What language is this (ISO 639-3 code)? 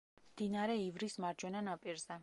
kat